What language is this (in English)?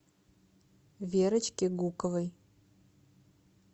Russian